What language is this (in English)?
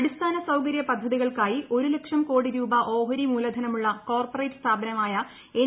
Malayalam